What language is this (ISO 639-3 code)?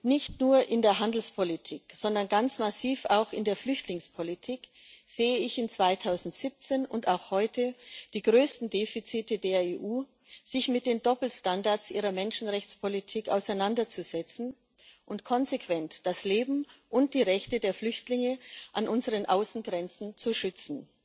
deu